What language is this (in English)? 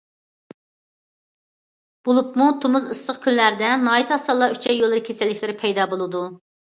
Uyghur